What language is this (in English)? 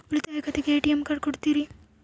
Kannada